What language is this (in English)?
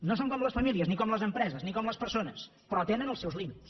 Catalan